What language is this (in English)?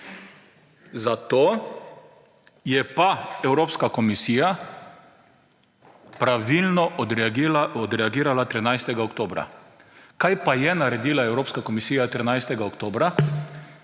Slovenian